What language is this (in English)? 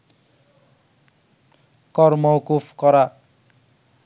Bangla